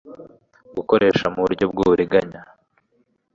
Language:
Kinyarwanda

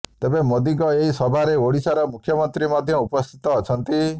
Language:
Odia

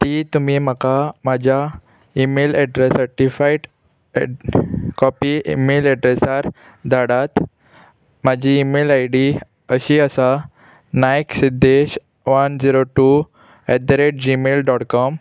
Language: Konkani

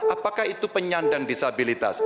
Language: Indonesian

